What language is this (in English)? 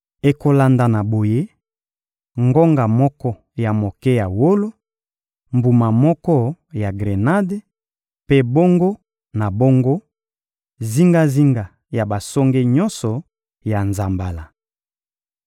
Lingala